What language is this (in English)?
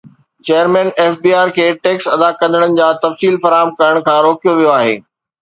Sindhi